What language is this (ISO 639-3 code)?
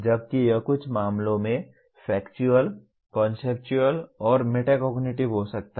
hin